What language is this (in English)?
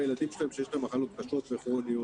Hebrew